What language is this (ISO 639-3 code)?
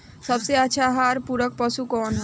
bho